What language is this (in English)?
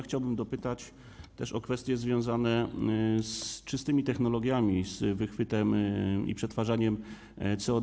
Polish